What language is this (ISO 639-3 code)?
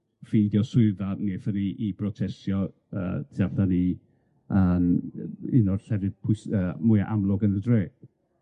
cym